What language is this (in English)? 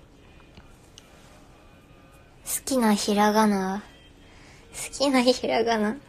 Japanese